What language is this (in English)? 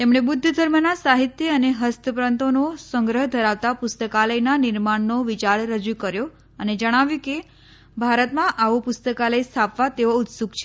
Gujarati